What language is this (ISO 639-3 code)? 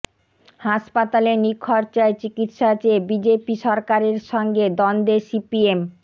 ben